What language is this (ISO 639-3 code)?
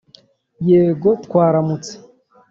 kin